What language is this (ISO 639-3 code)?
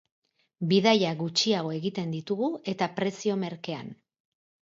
eus